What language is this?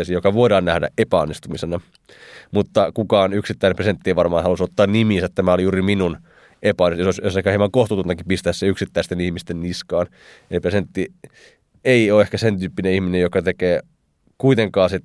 Finnish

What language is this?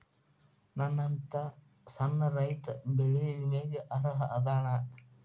Kannada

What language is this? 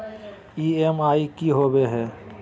Magahi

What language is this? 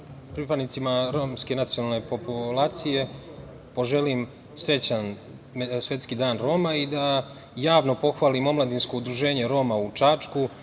Serbian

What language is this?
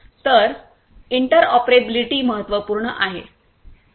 Marathi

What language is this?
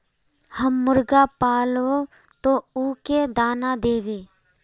Magahi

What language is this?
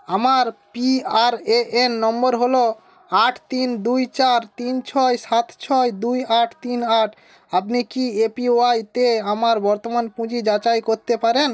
Bangla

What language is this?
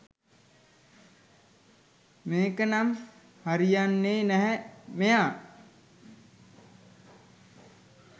Sinhala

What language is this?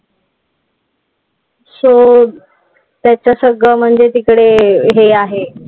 Marathi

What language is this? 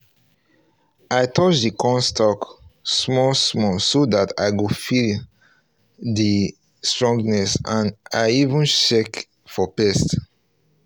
Nigerian Pidgin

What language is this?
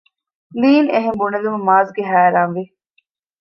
Divehi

